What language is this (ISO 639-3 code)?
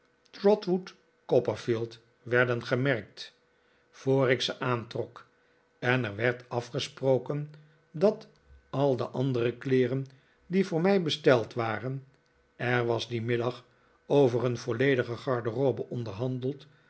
nld